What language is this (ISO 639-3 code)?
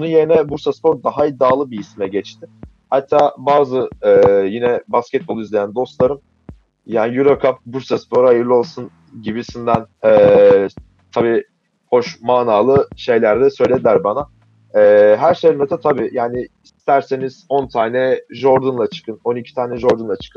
tur